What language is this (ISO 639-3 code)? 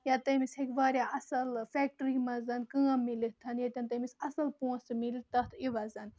kas